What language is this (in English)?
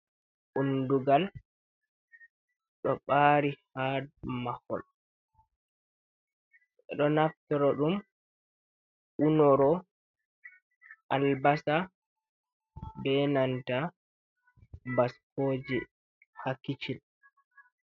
Fula